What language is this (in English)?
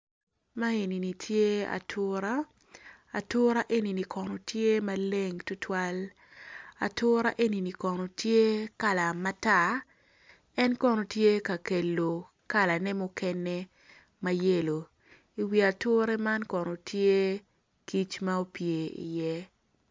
Acoli